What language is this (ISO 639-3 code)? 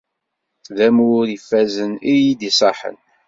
kab